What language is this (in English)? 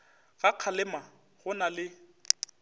Northern Sotho